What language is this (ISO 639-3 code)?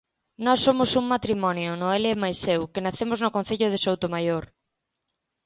glg